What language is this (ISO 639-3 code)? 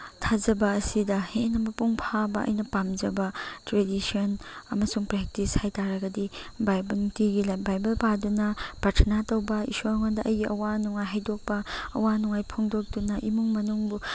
mni